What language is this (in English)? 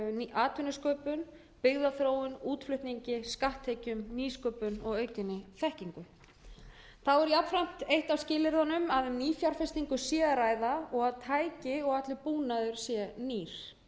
Icelandic